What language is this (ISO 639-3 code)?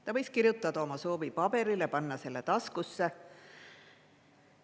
est